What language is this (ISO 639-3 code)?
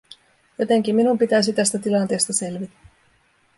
fin